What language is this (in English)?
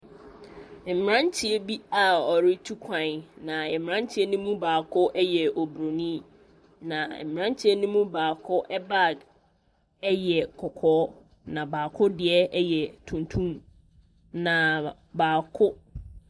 Akan